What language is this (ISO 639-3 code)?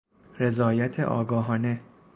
fas